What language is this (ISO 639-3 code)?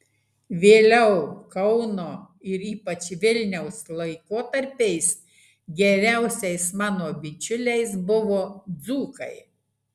lit